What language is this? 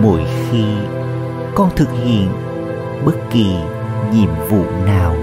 Vietnamese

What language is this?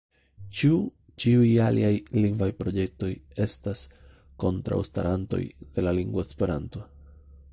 Esperanto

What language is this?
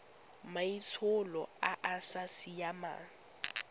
Tswana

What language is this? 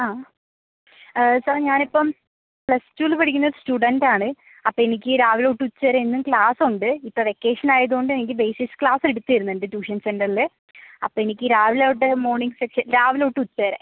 Malayalam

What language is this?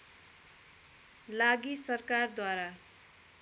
Nepali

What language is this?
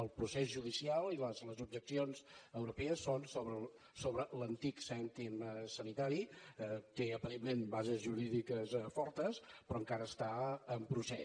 Catalan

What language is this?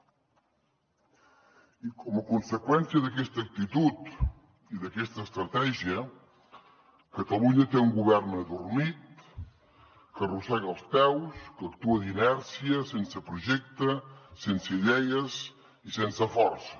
Catalan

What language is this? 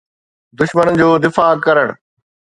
Sindhi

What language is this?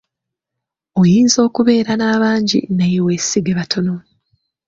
Ganda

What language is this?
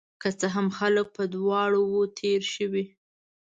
Pashto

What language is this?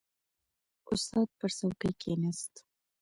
Pashto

